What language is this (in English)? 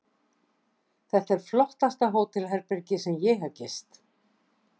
Icelandic